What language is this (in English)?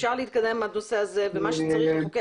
Hebrew